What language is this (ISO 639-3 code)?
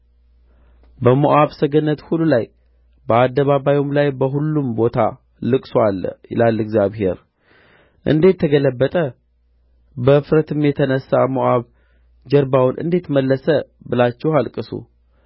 amh